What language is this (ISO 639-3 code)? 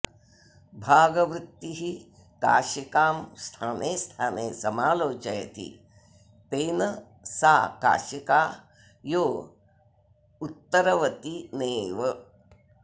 san